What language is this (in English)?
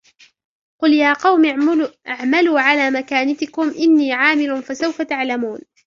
Arabic